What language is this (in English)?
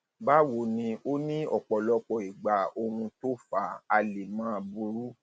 Yoruba